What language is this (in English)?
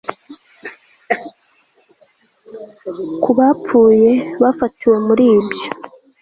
Kinyarwanda